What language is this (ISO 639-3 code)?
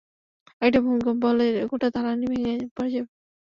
ben